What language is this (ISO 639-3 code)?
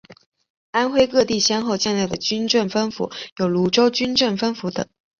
zho